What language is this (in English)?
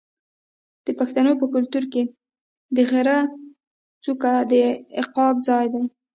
Pashto